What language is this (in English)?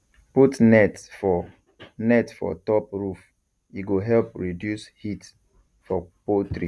Nigerian Pidgin